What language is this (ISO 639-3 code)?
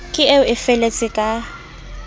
sot